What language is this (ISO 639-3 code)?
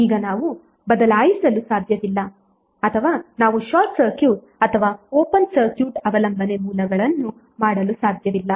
kan